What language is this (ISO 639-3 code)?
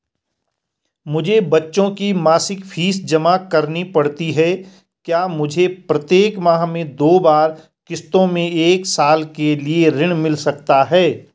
hin